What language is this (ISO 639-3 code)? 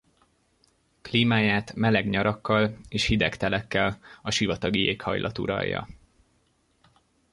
hun